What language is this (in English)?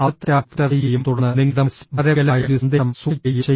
Malayalam